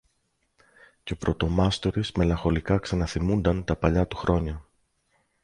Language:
Greek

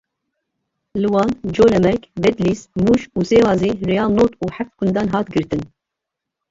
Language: Kurdish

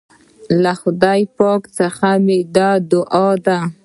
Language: Pashto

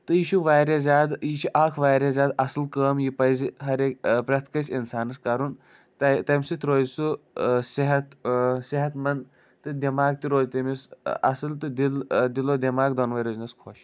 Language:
Kashmiri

